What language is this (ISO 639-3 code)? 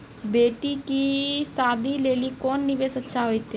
mai